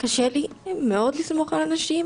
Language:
Hebrew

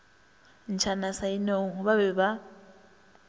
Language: Northern Sotho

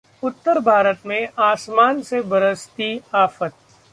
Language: Hindi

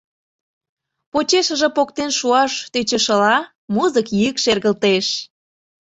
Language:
Mari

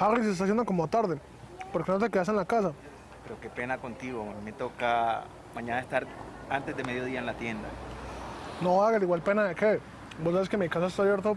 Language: Spanish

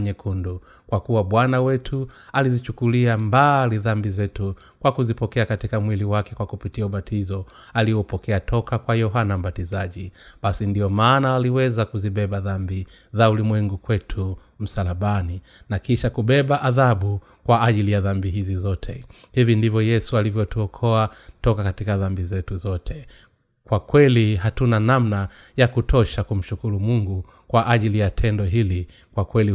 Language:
Swahili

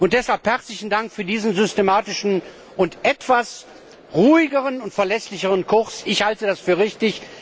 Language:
German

